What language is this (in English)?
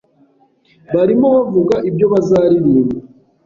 Kinyarwanda